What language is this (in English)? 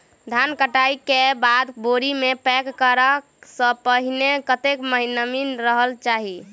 Maithili